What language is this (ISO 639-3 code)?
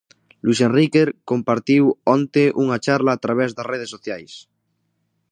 glg